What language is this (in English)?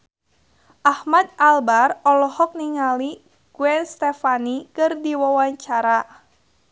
Sundanese